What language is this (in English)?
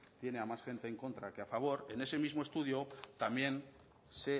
Spanish